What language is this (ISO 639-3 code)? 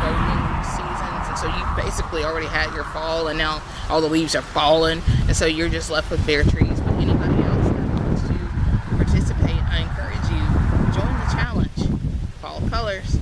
eng